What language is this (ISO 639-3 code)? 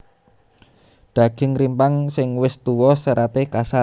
jav